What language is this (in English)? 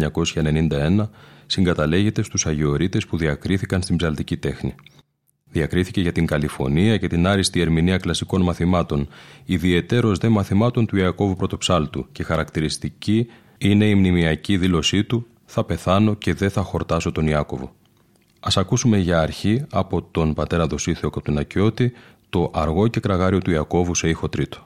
Greek